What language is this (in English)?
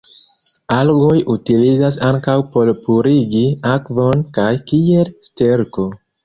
Esperanto